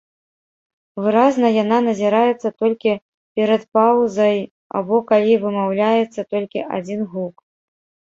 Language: Belarusian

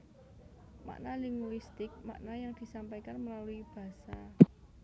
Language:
Javanese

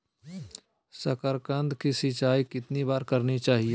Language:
Magahi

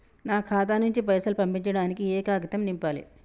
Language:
Telugu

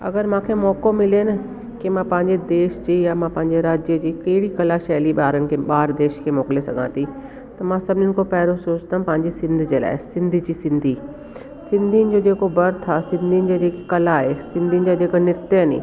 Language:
Sindhi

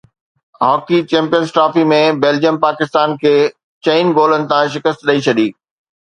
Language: Sindhi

